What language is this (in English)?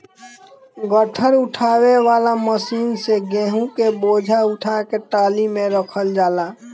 Bhojpuri